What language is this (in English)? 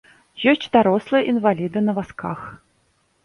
Belarusian